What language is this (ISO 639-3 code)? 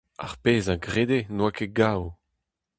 bre